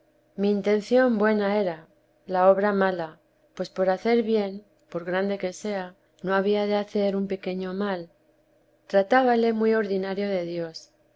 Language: Spanish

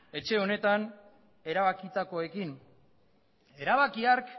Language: Basque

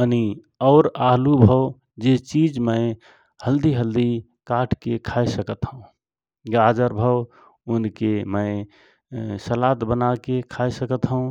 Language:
Rana Tharu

